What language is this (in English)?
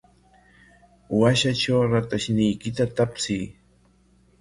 Corongo Ancash Quechua